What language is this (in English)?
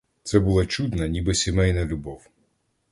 Ukrainian